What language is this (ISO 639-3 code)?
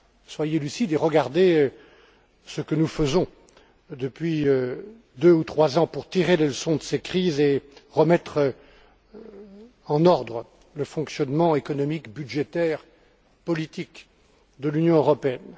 fra